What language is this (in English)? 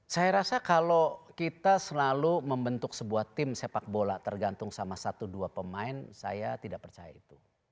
Indonesian